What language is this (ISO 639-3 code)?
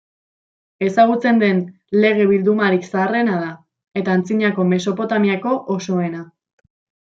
eus